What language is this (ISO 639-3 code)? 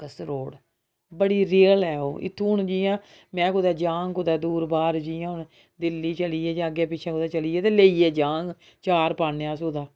doi